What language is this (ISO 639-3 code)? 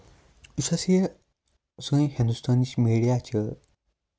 kas